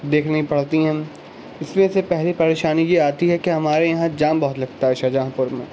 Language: Urdu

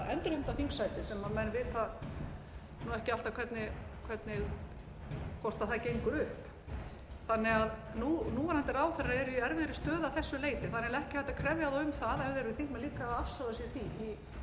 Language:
Icelandic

